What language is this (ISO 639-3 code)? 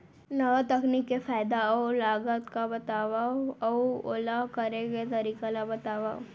hne